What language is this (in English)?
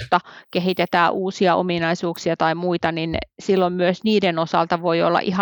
Finnish